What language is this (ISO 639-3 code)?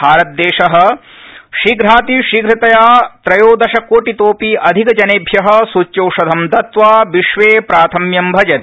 san